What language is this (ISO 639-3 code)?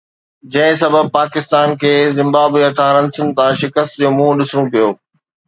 snd